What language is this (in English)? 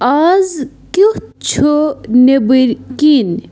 Kashmiri